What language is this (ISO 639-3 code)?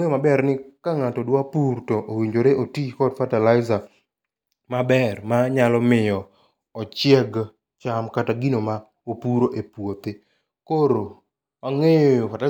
luo